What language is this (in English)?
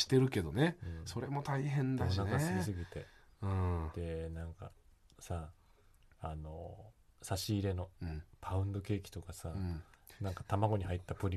Japanese